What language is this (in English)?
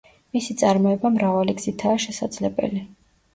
Georgian